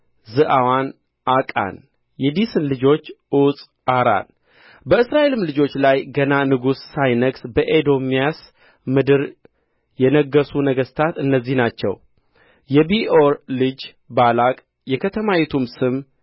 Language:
Amharic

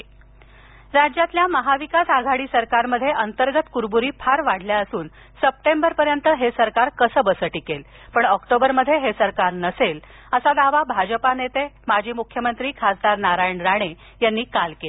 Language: Marathi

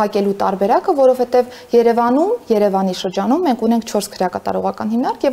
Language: Romanian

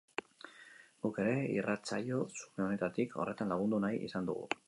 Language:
Basque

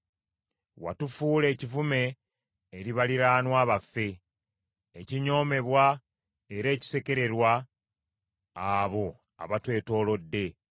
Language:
Ganda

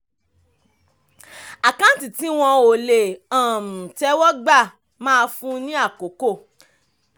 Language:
Yoruba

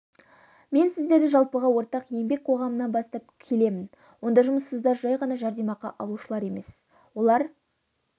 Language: Kazakh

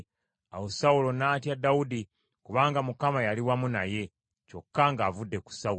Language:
Ganda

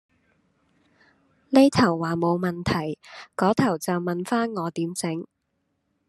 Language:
Cantonese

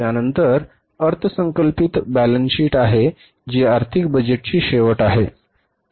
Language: Marathi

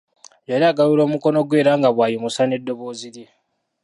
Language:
Ganda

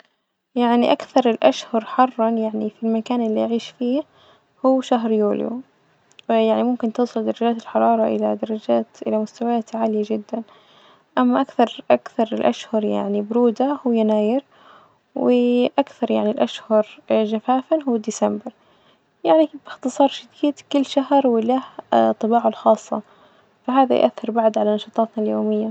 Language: Najdi Arabic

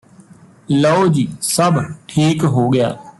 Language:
Punjabi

